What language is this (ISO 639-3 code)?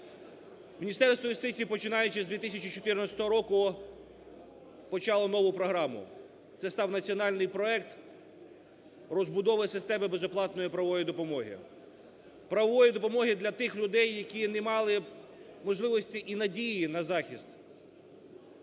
ukr